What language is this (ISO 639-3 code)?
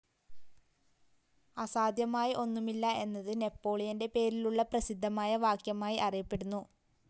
mal